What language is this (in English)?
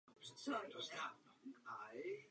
Czech